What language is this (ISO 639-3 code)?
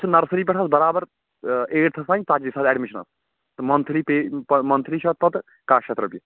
kas